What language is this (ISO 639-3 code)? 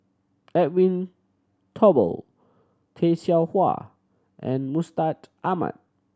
eng